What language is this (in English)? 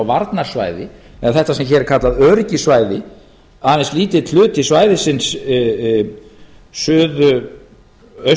Icelandic